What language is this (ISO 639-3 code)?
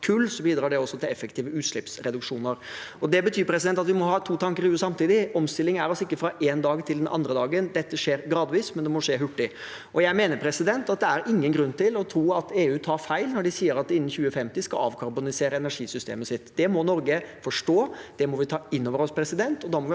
nor